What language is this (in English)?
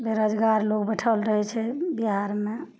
Maithili